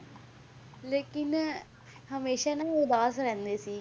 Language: Punjabi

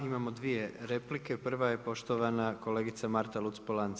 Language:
Croatian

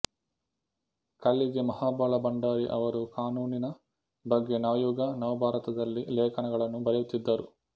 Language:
Kannada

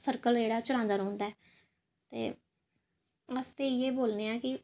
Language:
Dogri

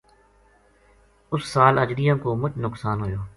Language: Gujari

